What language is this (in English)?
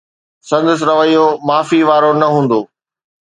Sindhi